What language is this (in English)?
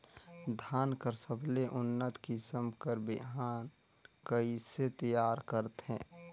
Chhattisgarhi